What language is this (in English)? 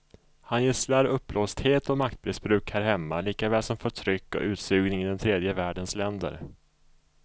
Swedish